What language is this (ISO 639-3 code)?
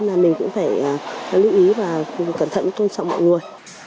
vie